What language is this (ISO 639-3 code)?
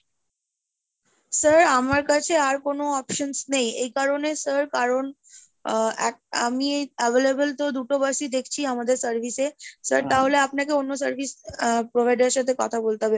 ben